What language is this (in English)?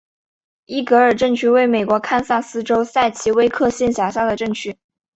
Chinese